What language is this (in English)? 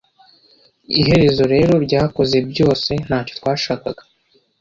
Kinyarwanda